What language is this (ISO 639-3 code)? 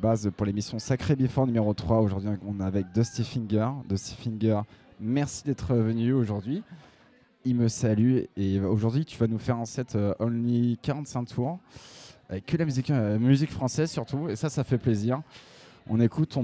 fra